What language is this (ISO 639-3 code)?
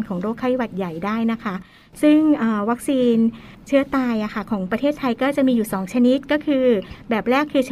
tha